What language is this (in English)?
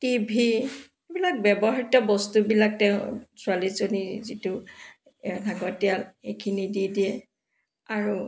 Assamese